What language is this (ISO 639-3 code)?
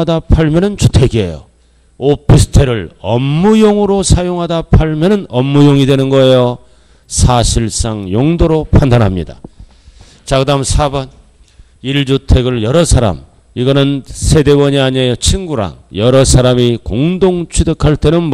kor